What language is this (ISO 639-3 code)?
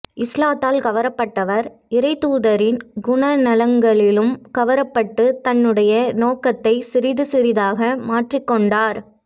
tam